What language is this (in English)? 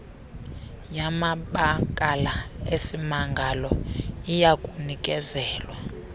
Xhosa